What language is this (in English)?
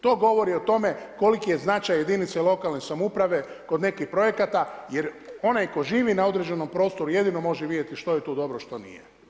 Croatian